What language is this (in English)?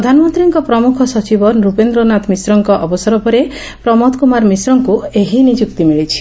Odia